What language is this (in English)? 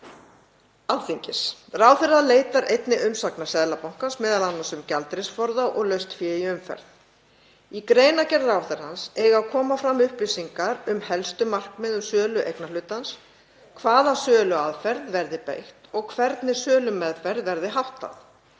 Icelandic